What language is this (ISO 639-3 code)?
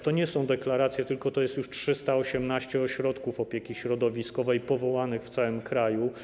pol